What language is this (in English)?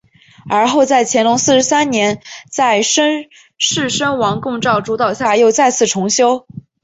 Chinese